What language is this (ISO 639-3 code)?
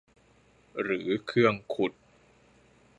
tha